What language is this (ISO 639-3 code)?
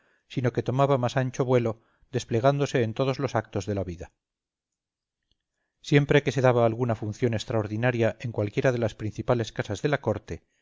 spa